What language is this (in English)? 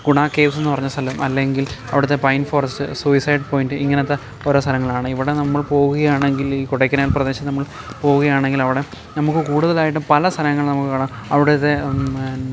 Malayalam